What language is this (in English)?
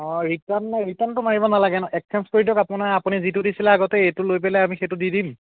Assamese